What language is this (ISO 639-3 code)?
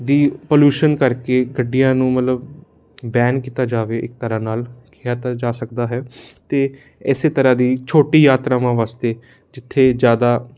pan